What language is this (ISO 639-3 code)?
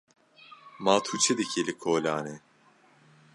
kur